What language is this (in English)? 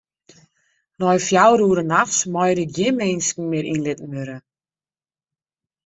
Western Frisian